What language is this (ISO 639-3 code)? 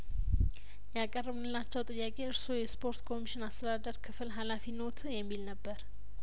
amh